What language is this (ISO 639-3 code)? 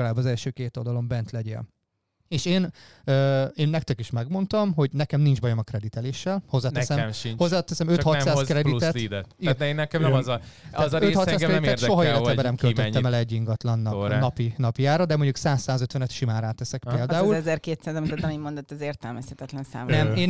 hun